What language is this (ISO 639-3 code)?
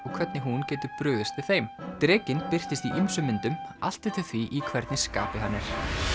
isl